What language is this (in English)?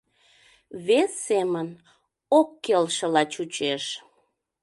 Mari